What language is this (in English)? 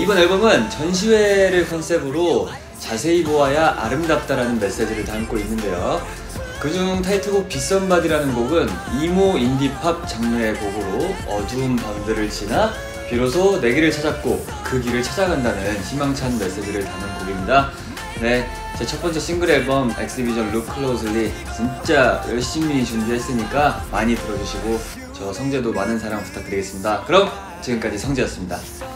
Korean